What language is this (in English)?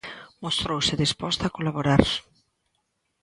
Galician